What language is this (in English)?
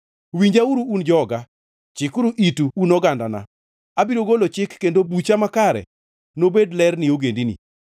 Luo (Kenya and Tanzania)